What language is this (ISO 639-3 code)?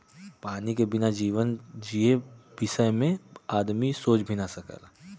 bho